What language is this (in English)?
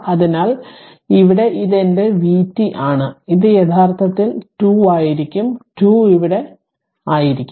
Malayalam